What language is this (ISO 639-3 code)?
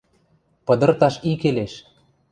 mrj